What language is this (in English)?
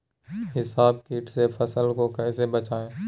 Magahi